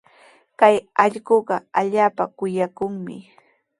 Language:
Sihuas Ancash Quechua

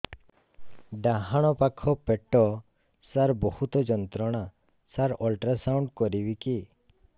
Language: Odia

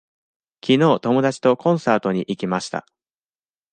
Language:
Japanese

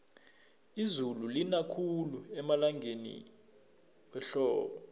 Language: South Ndebele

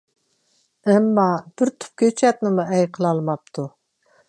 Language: Uyghur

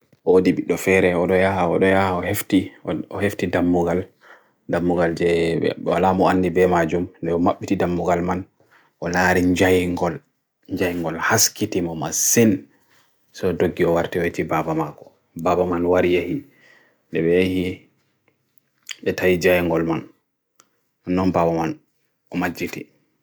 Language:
Bagirmi Fulfulde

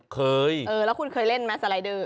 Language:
Thai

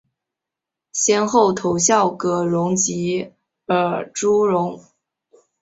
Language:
Chinese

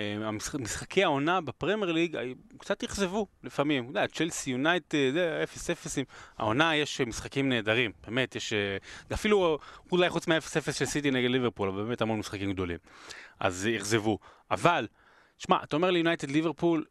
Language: Hebrew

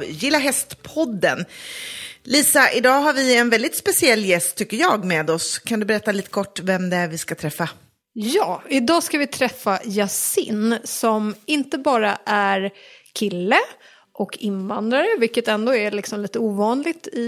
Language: Swedish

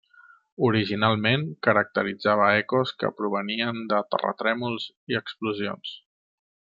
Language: Catalan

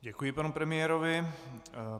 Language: Czech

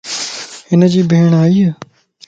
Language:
Lasi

